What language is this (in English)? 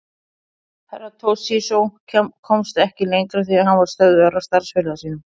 Icelandic